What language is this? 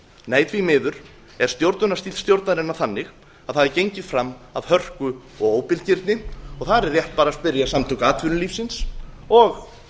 Icelandic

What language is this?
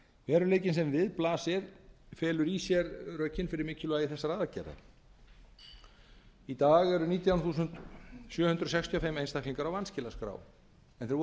Icelandic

